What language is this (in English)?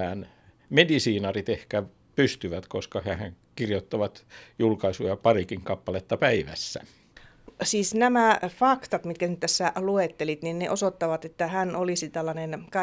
Finnish